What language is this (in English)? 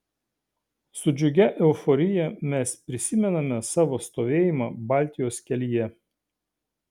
Lithuanian